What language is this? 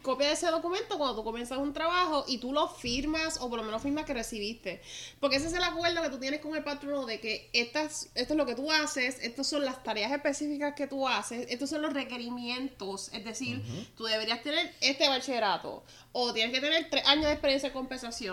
Spanish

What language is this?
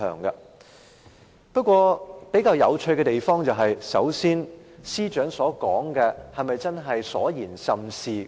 Cantonese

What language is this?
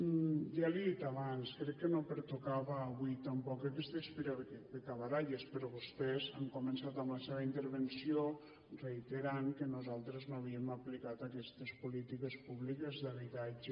Catalan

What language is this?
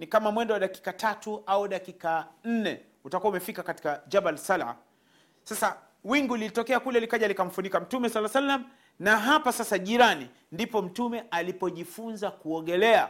Swahili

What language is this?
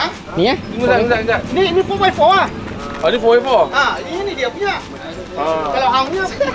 Malay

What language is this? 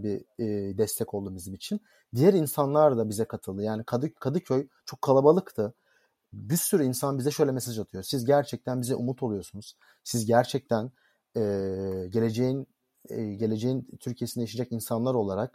Turkish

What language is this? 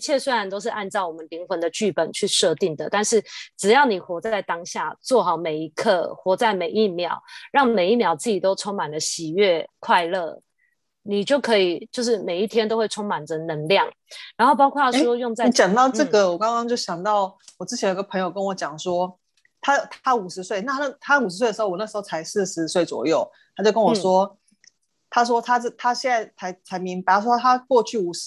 Chinese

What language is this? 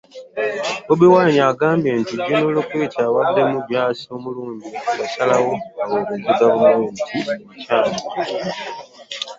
Ganda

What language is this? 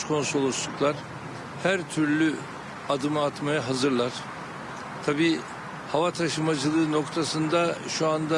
Turkish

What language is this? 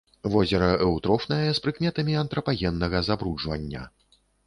Belarusian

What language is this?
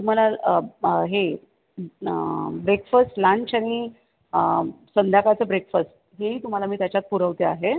Marathi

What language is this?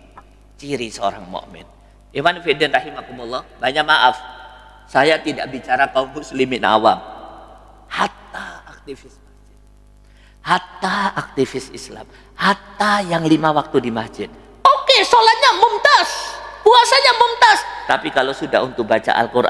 Indonesian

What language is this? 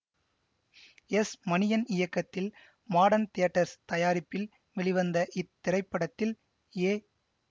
Tamil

